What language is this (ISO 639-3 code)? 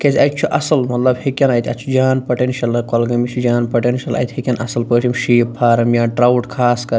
kas